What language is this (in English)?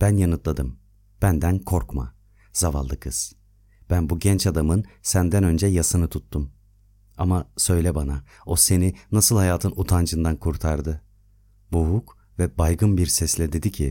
Turkish